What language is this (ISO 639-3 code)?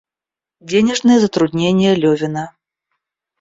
rus